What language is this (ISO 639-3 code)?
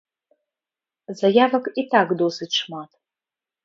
bel